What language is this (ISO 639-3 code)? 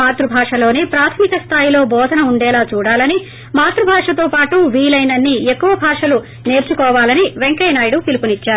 tel